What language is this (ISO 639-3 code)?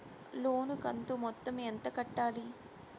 tel